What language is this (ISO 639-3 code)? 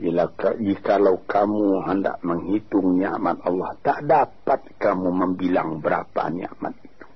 msa